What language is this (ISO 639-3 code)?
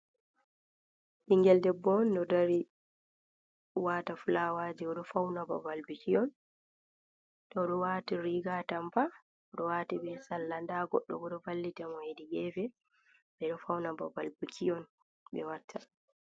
ful